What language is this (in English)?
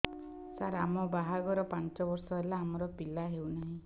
Odia